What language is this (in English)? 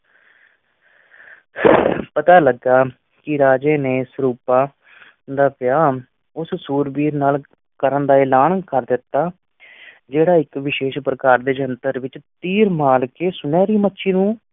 Punjabi